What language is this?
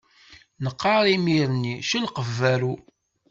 Kabyle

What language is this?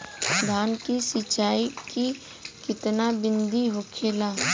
Bhojpuri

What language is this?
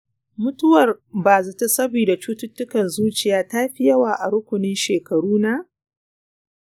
Hausa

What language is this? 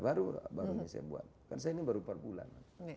Indonesian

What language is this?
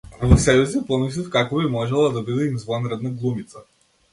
Macedonian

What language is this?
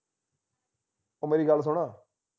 Punjabi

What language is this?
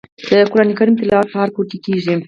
Pashto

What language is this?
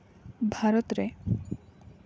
Santali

